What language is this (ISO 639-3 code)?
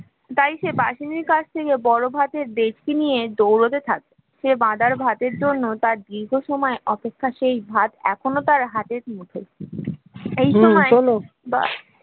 ben